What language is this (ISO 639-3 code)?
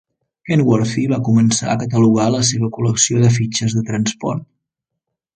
cat